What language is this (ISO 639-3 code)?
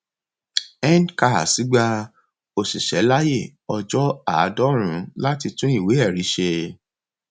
yor